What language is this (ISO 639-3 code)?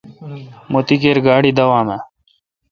xka